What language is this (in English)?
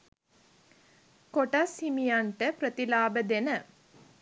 Sinhala